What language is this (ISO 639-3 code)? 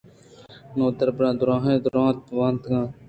bgp